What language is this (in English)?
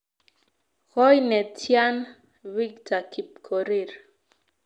Kalenjin